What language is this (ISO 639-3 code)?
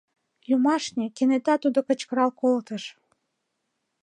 chm